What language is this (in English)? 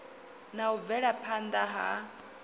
Venda